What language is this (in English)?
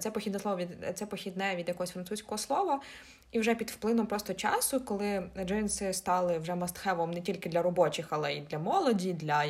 Ukrainian